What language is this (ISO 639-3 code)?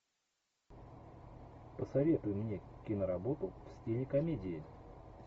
rus